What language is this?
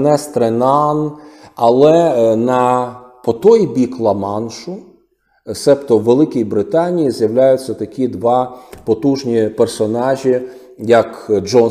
Ukrainian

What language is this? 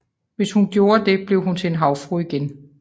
Danish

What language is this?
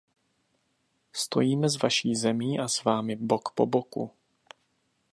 Czech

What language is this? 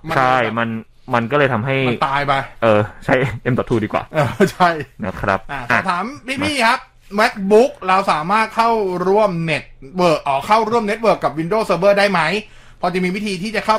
Thai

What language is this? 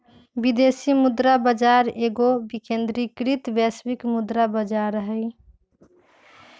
Magahi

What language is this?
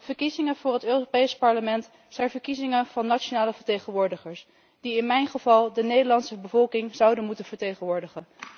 Dutch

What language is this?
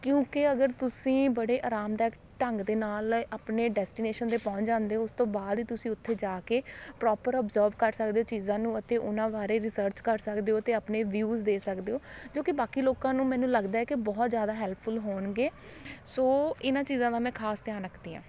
Punjabi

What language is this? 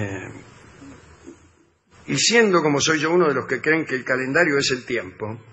Spanish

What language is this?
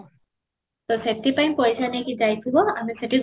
Odia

